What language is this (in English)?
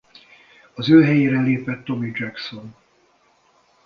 Hungarian